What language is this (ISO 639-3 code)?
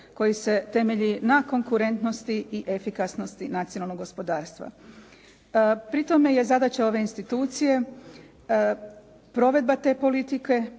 hrv